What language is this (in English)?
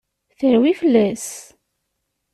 Kabyle